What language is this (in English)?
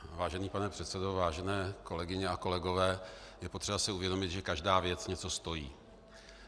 Czech